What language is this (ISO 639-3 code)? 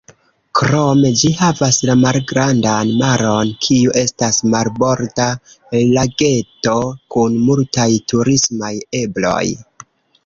epo